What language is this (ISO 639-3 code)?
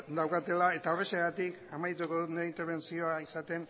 eus